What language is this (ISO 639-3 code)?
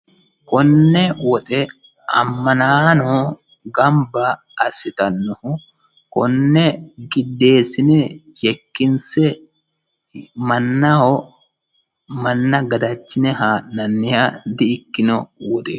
sid